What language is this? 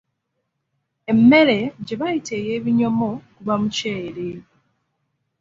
Ganda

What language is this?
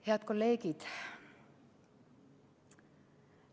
Estonian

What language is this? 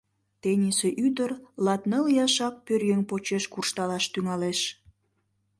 Mari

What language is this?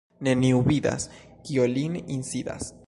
Esperanto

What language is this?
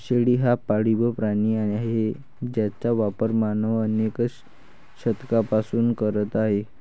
Marathi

